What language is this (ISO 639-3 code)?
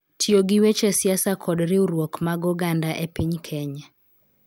luo